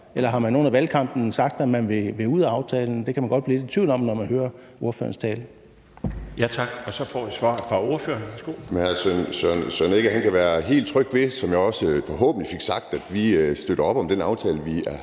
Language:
Danish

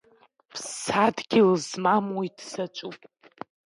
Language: Abkhazian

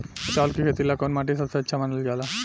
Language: Bhojpuri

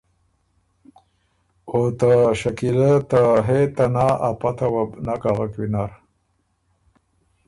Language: Ormuri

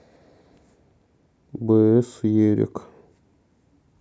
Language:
Russian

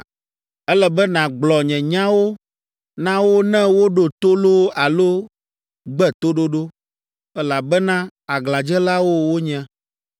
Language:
Ewe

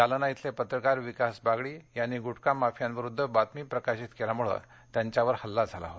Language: Marathi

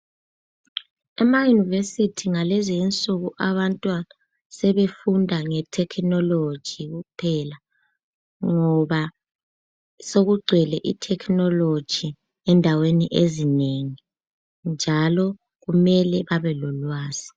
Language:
North Ndebele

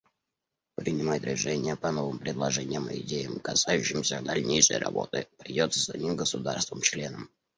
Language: Russian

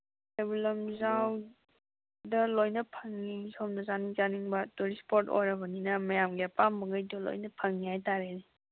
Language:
Manipuri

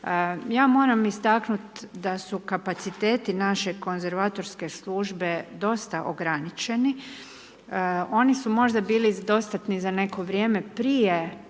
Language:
Croatian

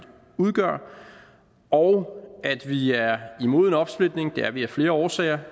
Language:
Danish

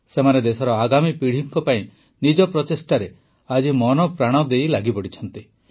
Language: Odia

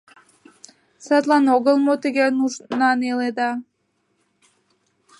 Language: Mari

